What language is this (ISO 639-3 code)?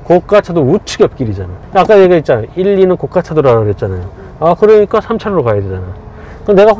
kor